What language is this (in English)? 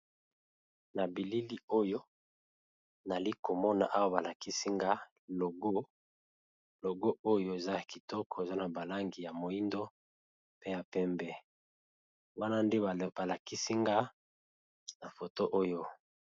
Lingala